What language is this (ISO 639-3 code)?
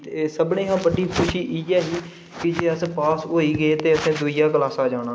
doi